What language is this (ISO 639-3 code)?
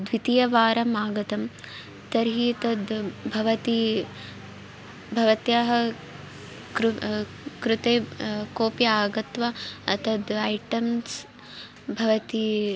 san